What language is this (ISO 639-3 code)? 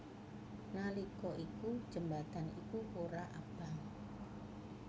jav